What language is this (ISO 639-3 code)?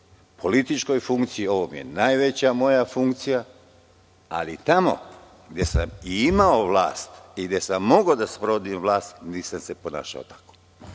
srp